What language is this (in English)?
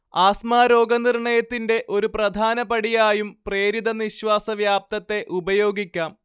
Malayalam